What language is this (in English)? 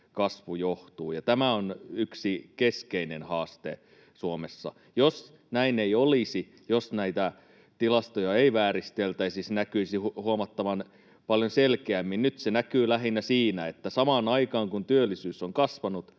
Finnish